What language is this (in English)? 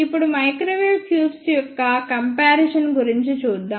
Telugu